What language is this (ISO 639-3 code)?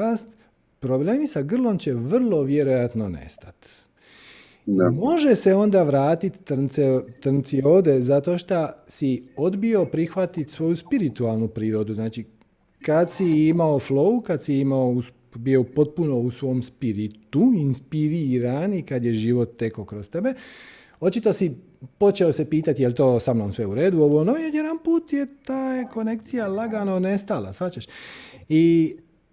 hrv